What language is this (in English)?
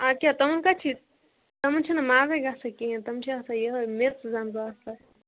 Kashmiri